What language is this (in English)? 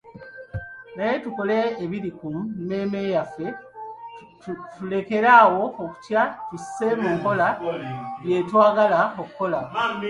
Ganda